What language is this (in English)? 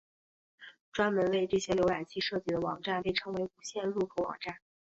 Chinese